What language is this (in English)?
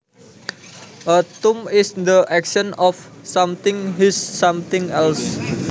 Javanese